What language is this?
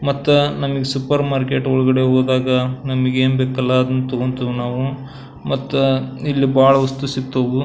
Kannada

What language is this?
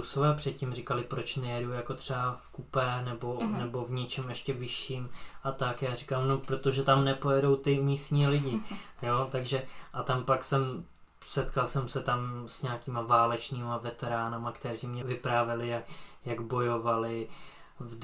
Czech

